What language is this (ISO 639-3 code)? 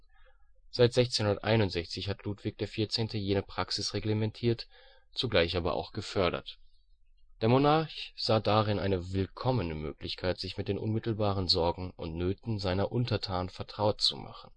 deu